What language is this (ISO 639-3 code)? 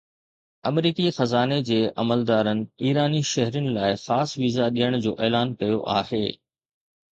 snd